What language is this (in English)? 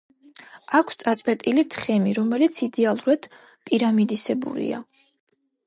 Georgian